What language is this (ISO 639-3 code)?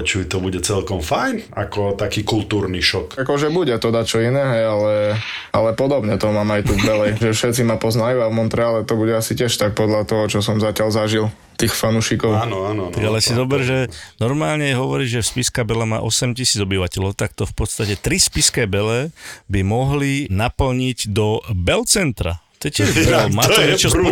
slk